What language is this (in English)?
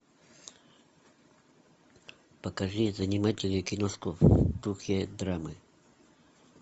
Russian